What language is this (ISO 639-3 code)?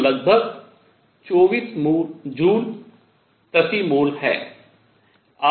hin